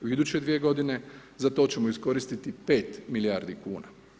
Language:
Croatian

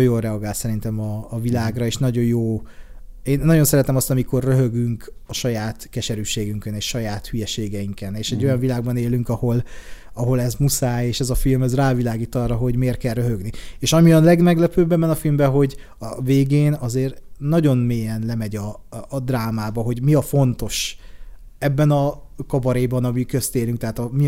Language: Hungarian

